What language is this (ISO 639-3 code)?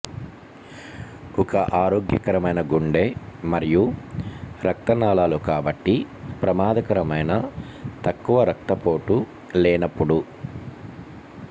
tel